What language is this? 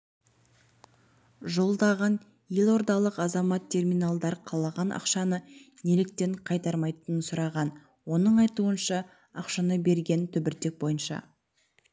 Kazakh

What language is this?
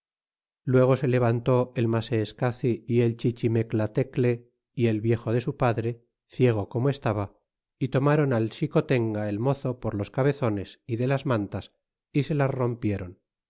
Spanish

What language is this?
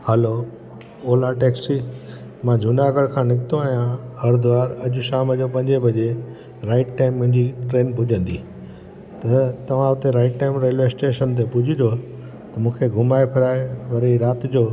Sindhi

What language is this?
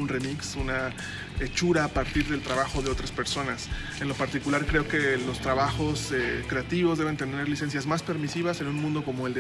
Spanish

